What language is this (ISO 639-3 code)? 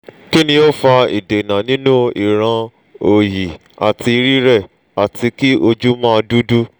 yor